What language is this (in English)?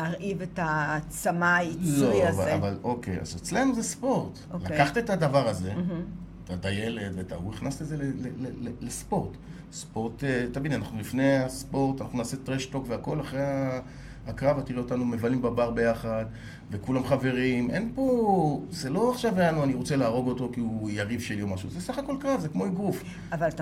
Hebrew